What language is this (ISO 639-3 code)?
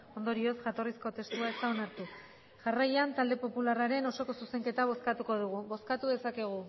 eus